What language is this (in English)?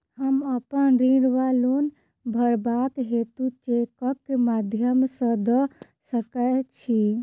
Maithili